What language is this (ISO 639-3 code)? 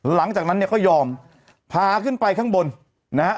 tha